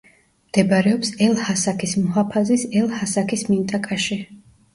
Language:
Georgian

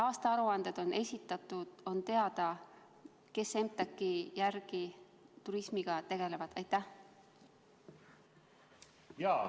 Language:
Estonian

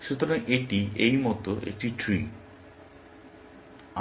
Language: Bangla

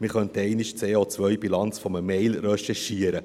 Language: Swiss German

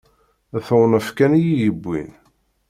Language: Kabyle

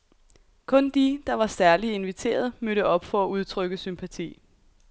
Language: Danish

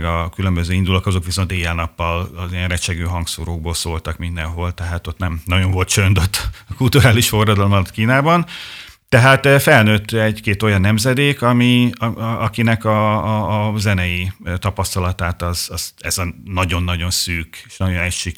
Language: Hungarian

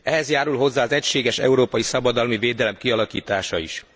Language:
Hungarian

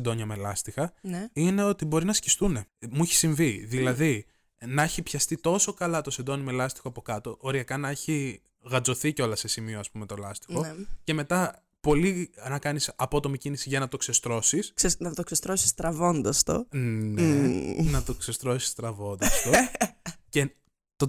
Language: Greek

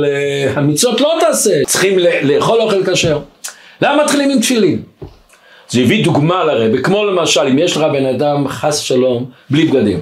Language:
Hebrew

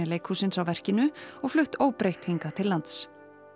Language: Icelandic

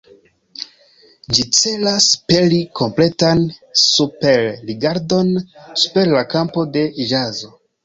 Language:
Esperanto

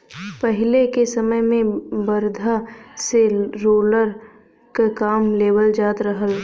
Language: Bhojpuri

